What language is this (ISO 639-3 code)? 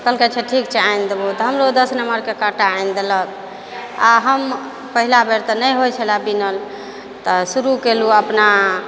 mai